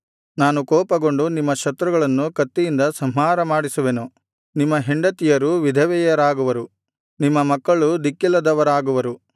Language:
Kannada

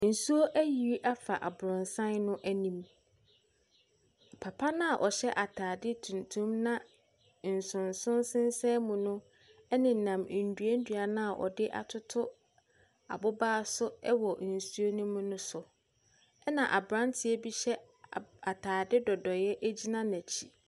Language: Akan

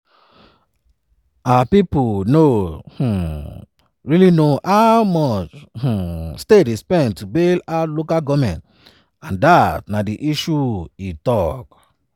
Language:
Nigerian Pidgin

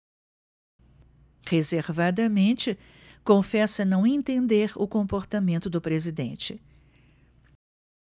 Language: Portuguese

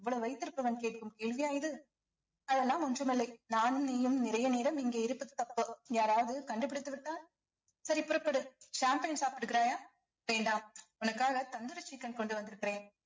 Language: Tamil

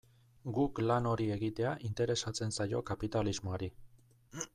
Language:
Basque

